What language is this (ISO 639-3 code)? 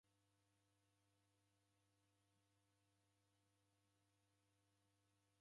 dav